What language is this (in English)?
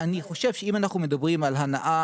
Hebrew